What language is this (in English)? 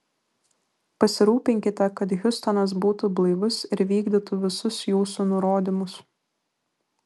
Lithuanian